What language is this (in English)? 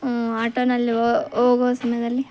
Kannada